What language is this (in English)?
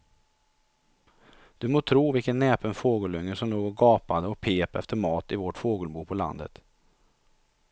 Swedish